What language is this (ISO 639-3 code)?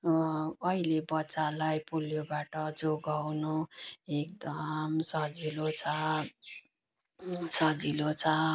nep